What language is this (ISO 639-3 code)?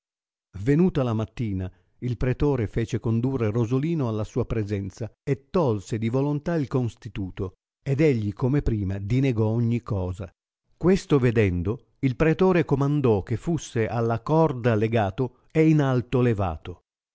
ita